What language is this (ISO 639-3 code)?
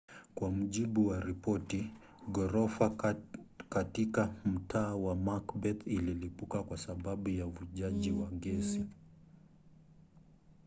swa